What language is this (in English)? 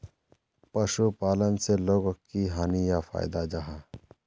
Magahi